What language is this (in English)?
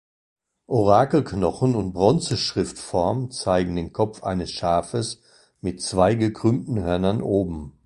German